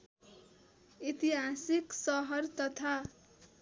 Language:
Nepali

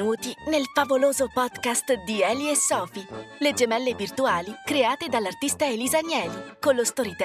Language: Italian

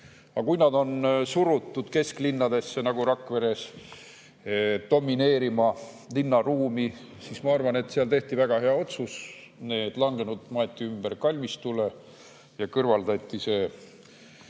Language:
Estonian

